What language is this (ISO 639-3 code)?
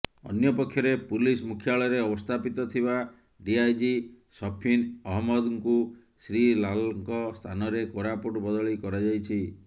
ori